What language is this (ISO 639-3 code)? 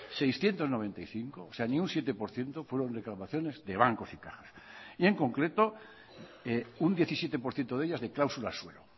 spa